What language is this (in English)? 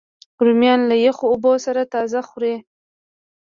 Pashto